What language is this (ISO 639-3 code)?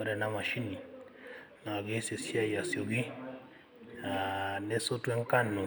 mas